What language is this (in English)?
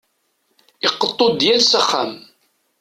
Kabyle